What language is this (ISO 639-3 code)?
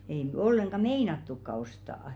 fin